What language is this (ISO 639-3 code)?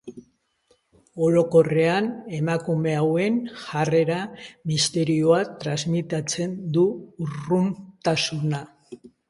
eus